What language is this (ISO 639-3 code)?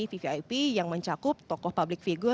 ind